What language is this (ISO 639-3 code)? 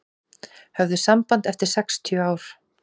isl